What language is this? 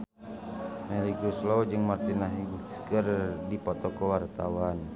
Sundanese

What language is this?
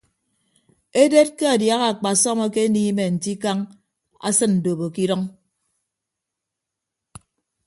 Ibibio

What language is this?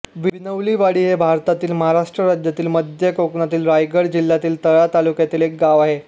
Marathi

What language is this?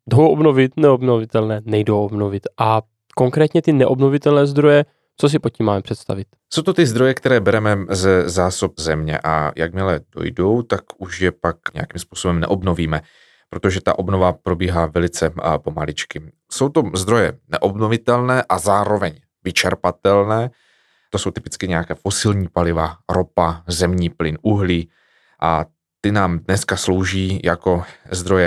Czech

